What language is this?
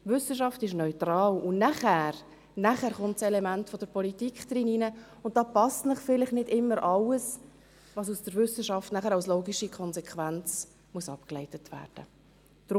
Swiss German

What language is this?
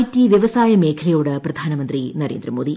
Malayalam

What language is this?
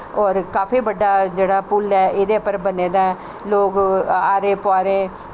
Dogri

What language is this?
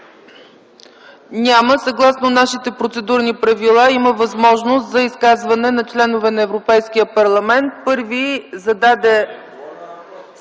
Bulgarian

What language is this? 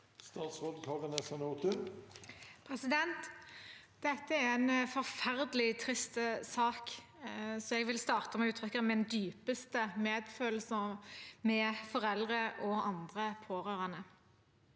Norwegian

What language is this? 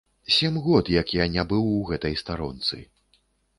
Belarusian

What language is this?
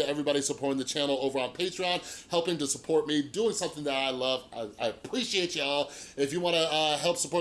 English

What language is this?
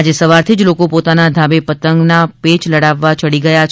Gujarati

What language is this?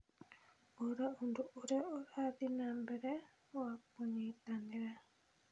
Kikuyu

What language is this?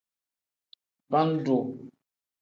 Tem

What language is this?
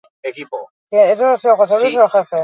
Basque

